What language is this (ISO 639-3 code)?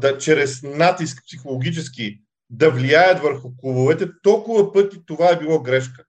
bul